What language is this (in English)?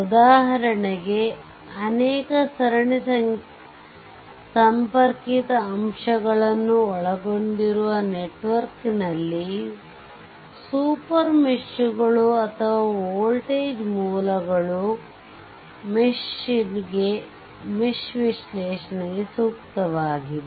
Kannada